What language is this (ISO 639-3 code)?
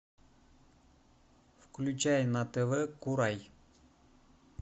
rus